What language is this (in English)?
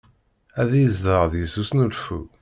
Kabyle